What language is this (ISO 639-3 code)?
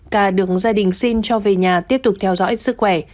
vie